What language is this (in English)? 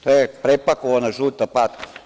Serbian